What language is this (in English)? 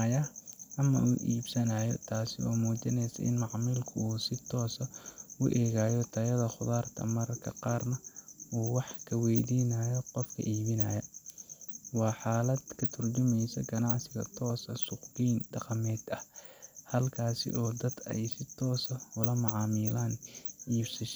Somali